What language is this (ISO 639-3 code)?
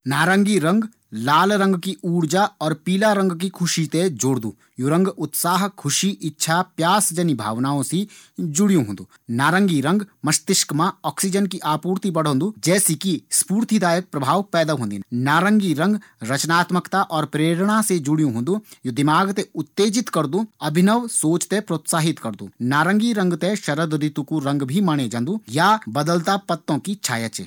gbm